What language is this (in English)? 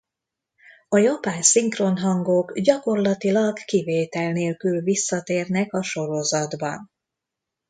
Hungarian